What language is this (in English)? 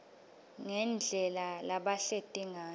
Swati